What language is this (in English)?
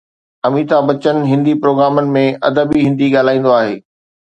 Sindhi